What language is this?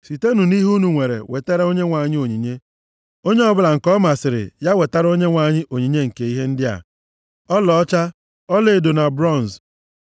Igbo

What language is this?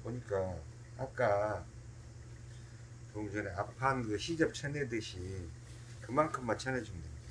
Korean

